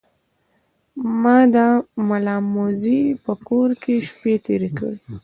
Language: Pashto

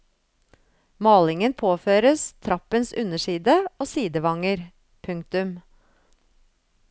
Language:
Norwegian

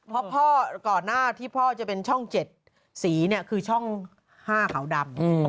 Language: Thai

